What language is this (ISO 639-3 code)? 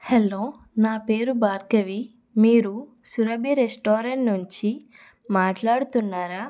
tel